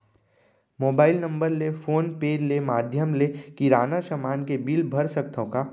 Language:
Chhattisgarhi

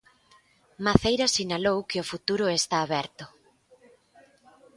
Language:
Galician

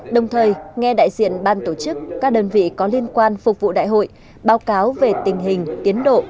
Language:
Vietnamese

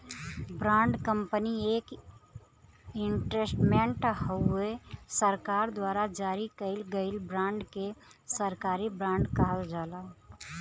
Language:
Bhojpuri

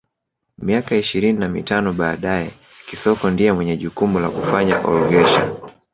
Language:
Swahili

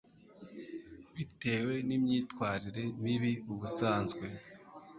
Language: Kinyarwanda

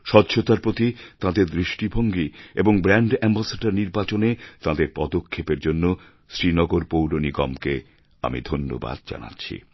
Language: Bangla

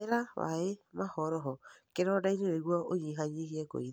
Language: Kikuyu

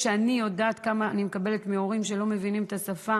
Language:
Hebrew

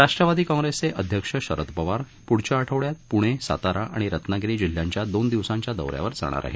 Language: Marathi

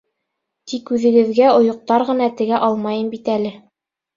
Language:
Bashkir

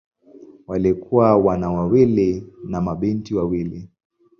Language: Swahili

